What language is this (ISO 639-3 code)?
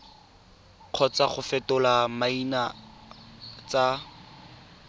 tsn